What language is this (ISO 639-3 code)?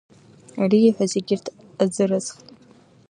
abk